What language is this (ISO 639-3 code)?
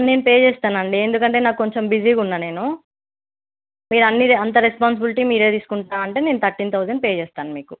tel